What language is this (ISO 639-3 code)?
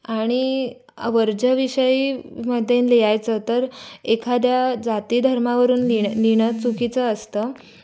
mar